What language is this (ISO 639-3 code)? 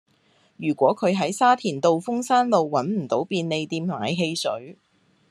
yue